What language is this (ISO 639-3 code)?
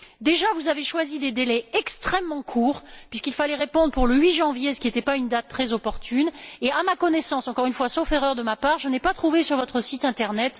fra